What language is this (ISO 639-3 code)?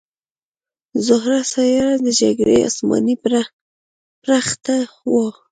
pus